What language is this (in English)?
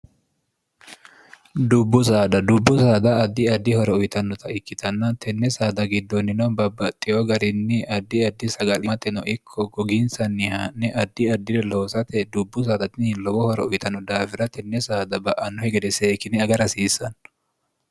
Sidamo